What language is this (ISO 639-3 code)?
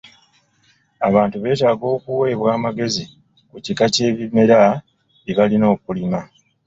lug